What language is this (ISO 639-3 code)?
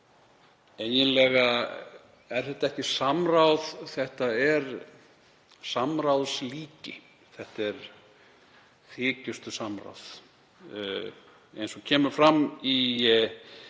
isl